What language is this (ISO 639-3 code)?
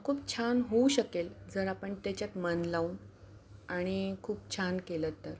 mar